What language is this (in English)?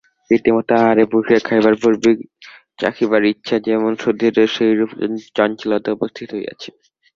Bangla